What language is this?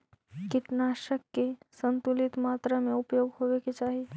Magahi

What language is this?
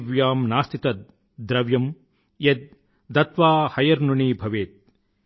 Telugu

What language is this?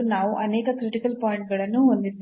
Kannada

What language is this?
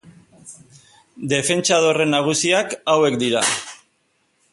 Basque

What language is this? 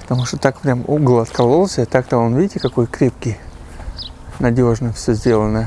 Russian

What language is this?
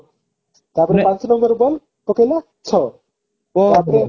Odia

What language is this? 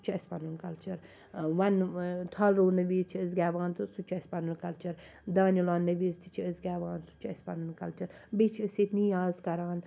Kashmiri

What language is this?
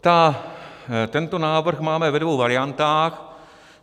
Czech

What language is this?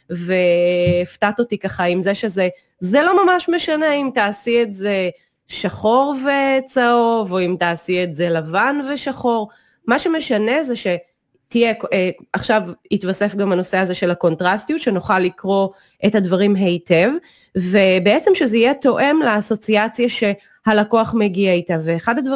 Hebrew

